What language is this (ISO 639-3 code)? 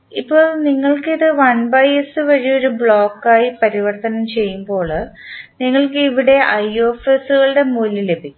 mal